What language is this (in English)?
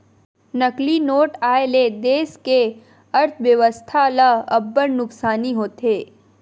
Chhattisgarhi